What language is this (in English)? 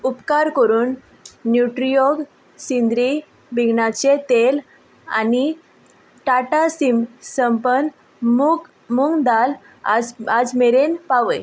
Konkani